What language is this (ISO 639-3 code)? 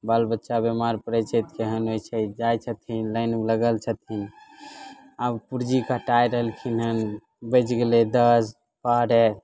mai